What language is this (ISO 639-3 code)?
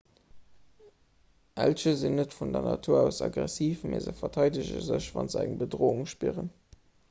ltz